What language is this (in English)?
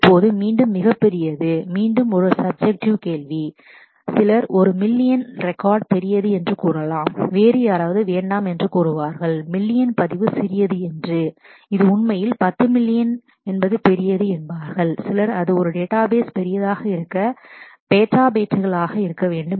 Tamil